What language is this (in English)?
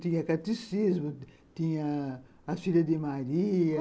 Portuguese